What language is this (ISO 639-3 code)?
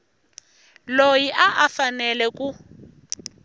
tso